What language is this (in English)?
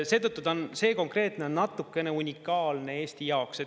Estonian